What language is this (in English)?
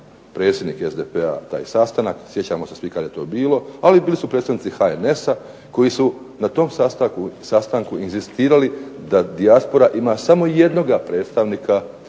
Croatian